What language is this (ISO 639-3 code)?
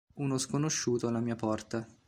ita